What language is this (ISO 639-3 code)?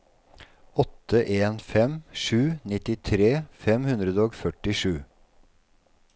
nor